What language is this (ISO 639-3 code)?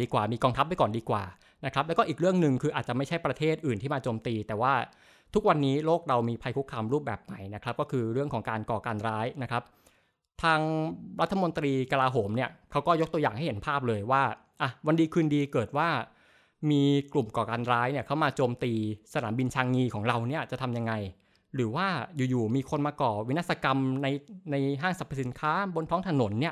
tha